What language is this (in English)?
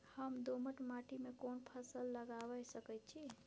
Maithili